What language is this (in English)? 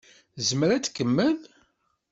Kabyle